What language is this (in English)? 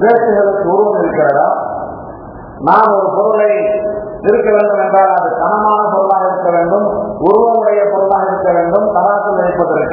Arabic